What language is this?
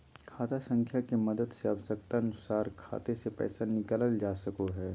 Magahi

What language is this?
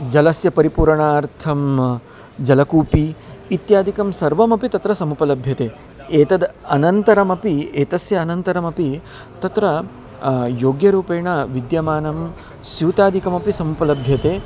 Sanskrit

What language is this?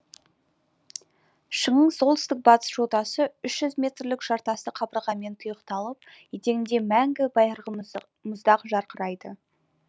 Kazakh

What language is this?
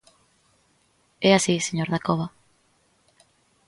Galician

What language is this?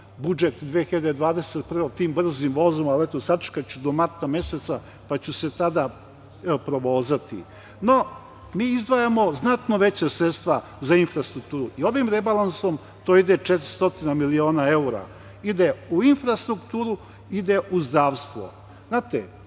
Serbian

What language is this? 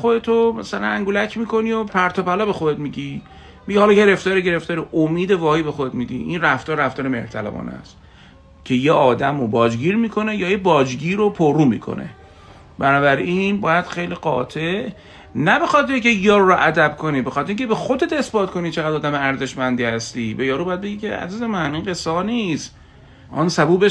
Persian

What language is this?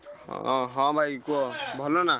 Odia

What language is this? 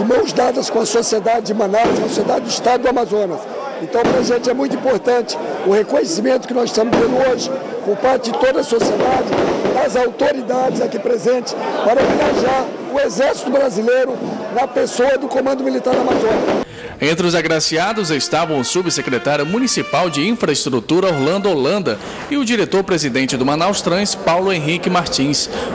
Portuguese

